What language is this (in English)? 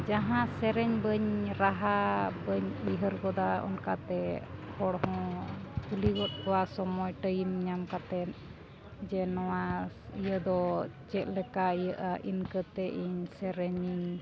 Santali